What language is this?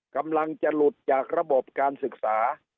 Thai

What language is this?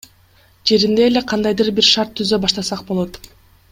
Kyrgyz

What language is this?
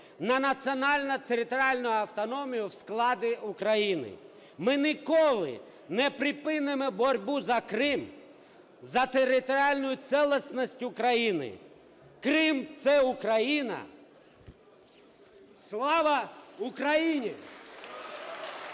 Ukrainian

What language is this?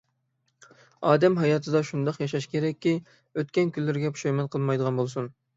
Uyghur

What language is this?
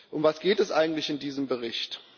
German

